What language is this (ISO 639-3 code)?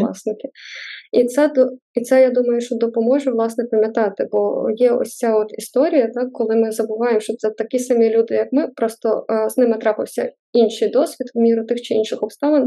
ukr